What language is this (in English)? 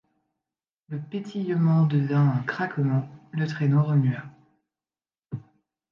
French